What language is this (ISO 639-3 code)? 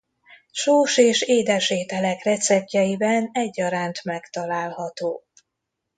hun